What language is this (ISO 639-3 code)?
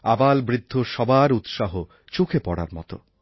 ben